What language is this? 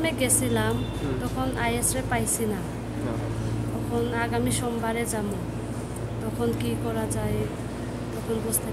Indonesian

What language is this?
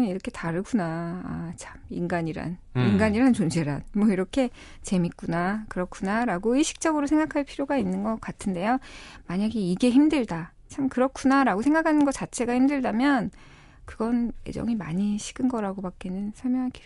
Korean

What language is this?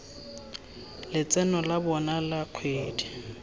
Tswana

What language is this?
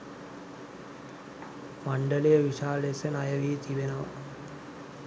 Sinhala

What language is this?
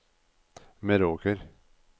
Norwegian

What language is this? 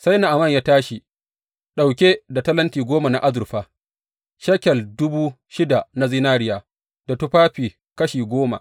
Hausa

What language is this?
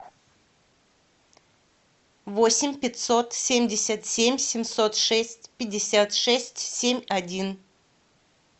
Russian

